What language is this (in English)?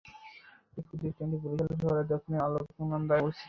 Bangla